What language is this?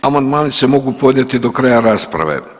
Croatian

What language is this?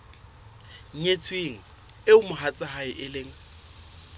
Southern Sotho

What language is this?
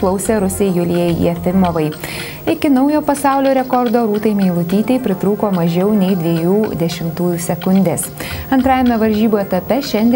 Lithuanian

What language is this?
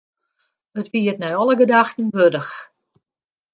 Western Frisian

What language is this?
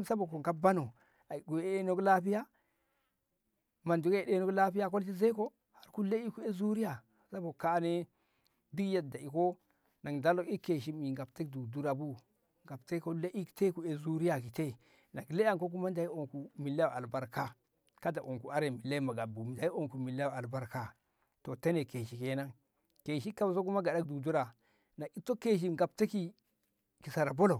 Ngamo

